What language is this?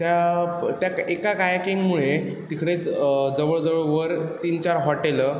Marathi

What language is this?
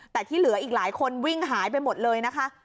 Thai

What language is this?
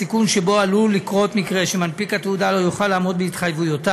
Hebrew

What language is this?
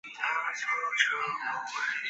Chinese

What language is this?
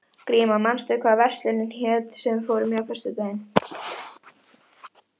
Icelandic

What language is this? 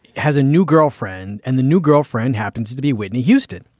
English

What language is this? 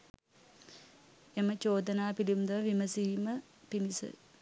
Sinhala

